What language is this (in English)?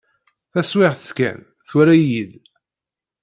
Kabyle